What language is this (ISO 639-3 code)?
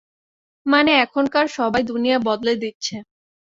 ben